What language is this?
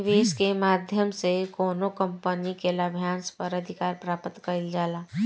Bhojpuri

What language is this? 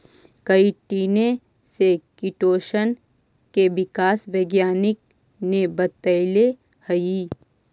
Magahi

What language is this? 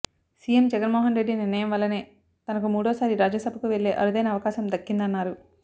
Telugu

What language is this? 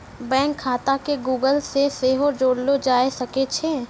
Maithili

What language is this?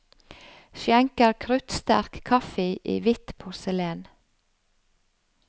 Norwegian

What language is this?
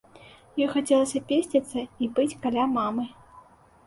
Belarusian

